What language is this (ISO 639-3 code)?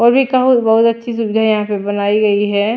hin